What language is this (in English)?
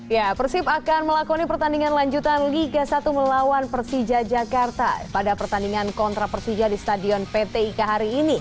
Indonesian